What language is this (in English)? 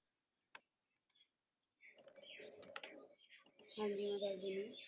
Punjabi